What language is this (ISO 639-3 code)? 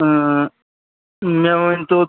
kas